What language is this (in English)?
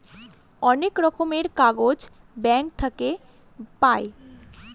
Bangla